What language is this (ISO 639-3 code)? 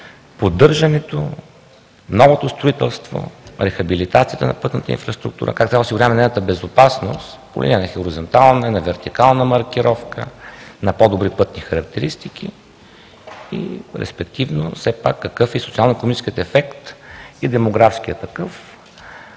bul